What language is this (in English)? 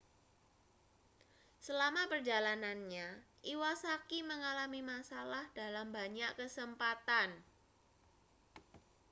Indonesian